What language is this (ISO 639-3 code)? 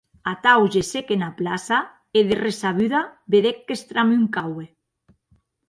oci